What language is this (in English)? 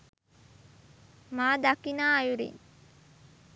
Sinhala